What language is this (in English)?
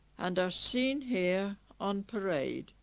English